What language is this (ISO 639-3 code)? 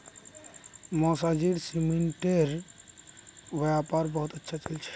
mag